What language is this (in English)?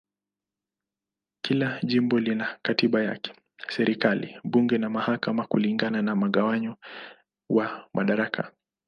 Swahili